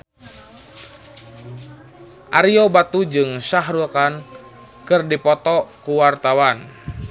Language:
Sundanese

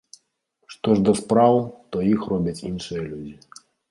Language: Belarusian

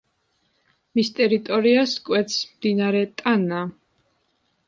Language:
Georgian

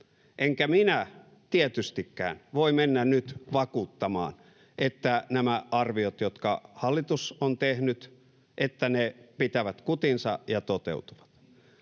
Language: Finnish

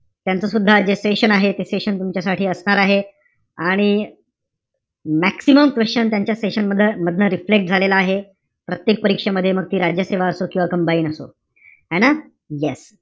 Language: Marathi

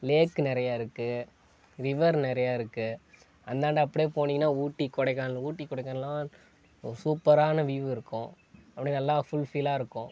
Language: Tamil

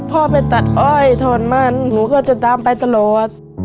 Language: Thai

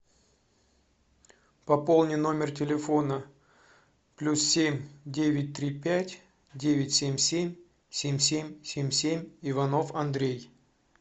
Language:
Russian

